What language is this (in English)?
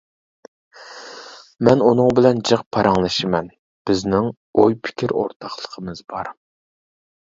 Uyghur